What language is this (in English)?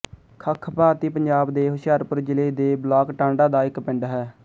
Punjabi